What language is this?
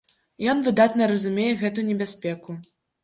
Belarusian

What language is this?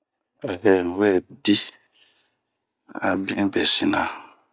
Bomu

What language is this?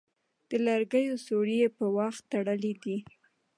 Pashto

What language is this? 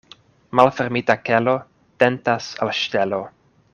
Esperanto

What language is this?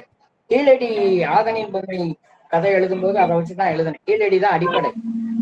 Tamil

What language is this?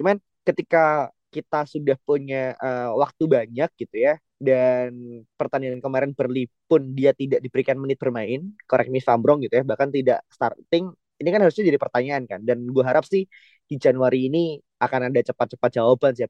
Indonesian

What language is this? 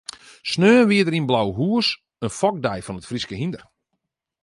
Western Frisian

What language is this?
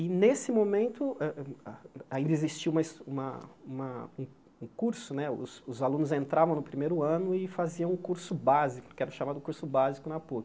Portuguese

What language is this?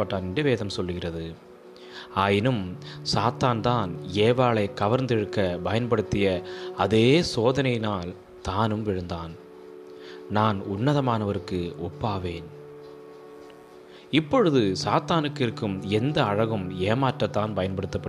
Tamil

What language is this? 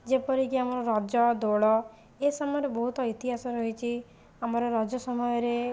Odia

